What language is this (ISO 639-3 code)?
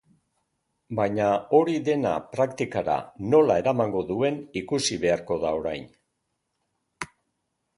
eus